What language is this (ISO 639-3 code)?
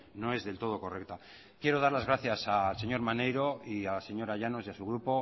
spa